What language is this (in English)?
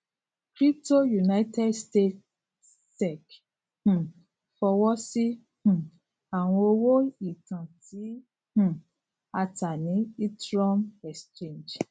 Yoruba